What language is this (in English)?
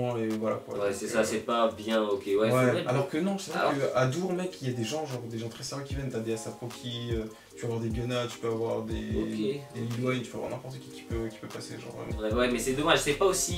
French